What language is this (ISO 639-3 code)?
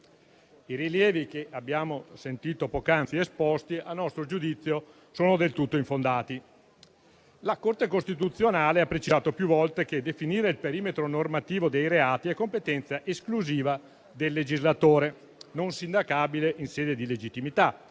ita